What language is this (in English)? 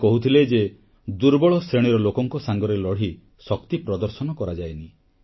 Odia